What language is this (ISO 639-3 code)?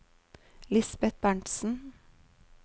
nor